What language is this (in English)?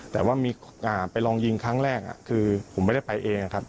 Thai